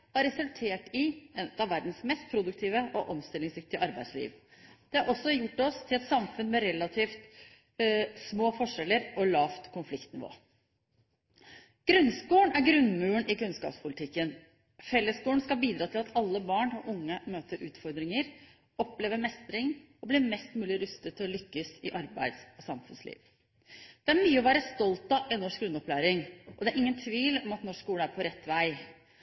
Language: Norwegian Bokmål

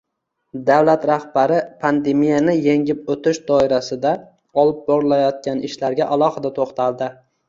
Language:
Uzbek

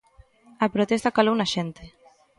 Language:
Galician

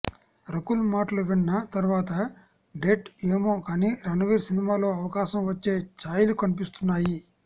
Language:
Telugu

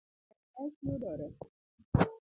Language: Luo (Kenya and Tanzania)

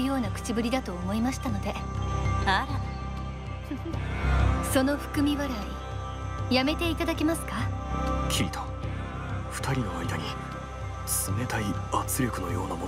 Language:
Japanese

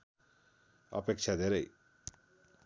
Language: Nepali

